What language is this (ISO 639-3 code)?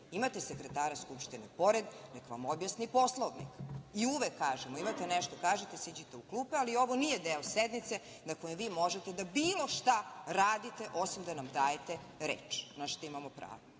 srp